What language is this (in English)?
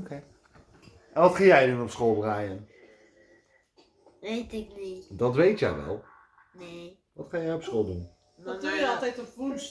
Dutch